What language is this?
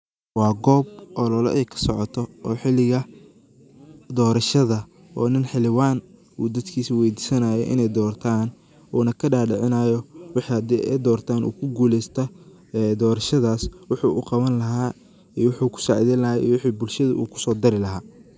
Somali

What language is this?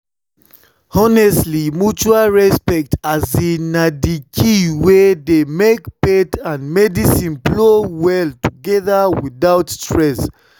Nigerian Pidgin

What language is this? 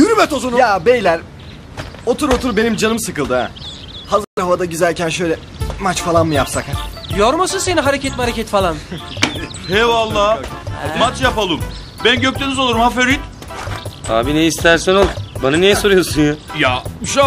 Turkish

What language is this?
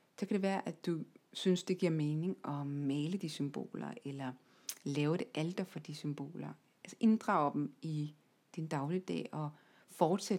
Danish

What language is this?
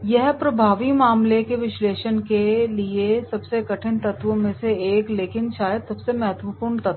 Hindi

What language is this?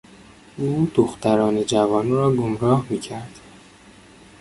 Persian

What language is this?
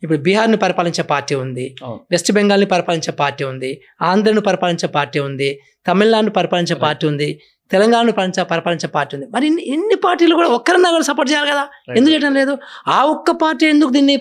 Telugu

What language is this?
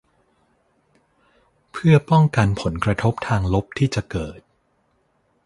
Thai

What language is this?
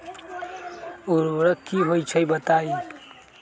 Magahi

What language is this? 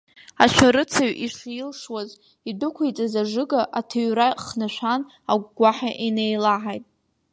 Abkhazian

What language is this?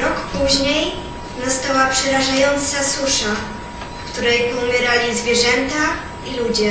Polish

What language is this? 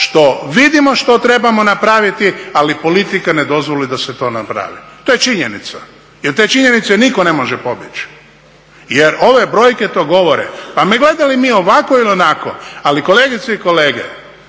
Croatian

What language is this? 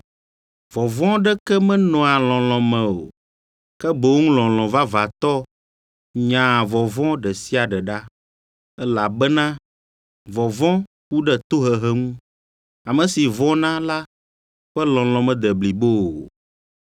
Ewe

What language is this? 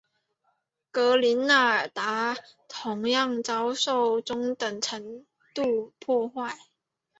Chinese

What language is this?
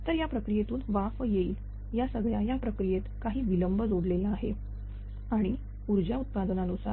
Marathi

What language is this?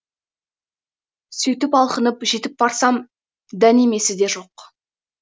Kazakh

